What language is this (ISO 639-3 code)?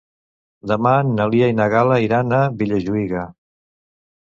cat